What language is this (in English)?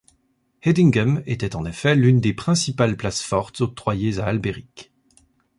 French